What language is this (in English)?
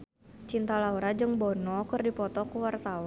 Sundanese